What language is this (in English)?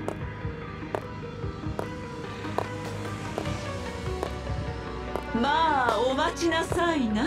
Japanese